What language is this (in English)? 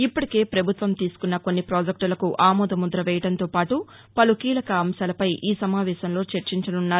Telugu